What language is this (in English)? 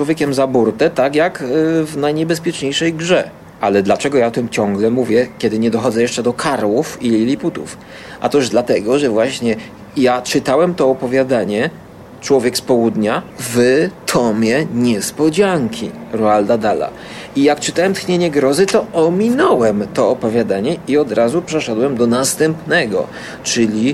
Polish